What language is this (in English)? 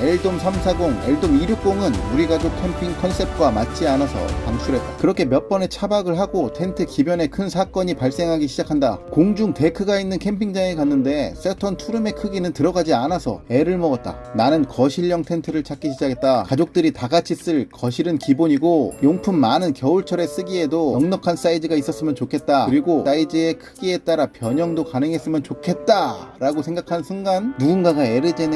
Korean